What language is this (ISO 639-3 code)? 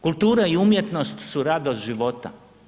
hrv